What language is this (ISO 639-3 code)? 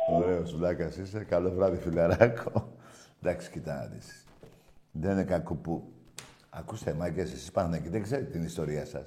ell